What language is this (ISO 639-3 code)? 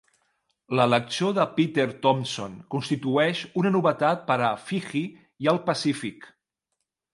cat